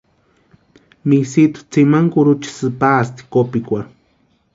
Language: Western Highland Purepecha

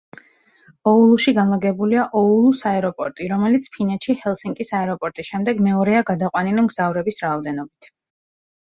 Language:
Georgian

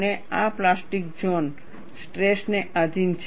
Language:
Gujarati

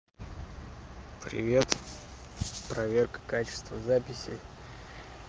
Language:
Russian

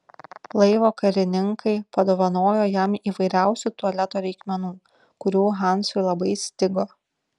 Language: Lithuanian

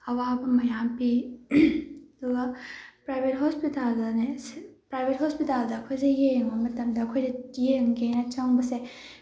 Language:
Manipuri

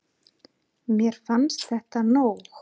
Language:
Icelandic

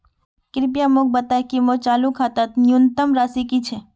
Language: Magahi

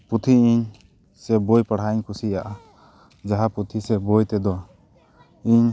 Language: Santali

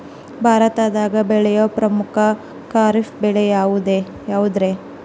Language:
Kannada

